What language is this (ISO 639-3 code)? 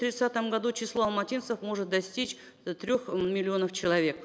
kaz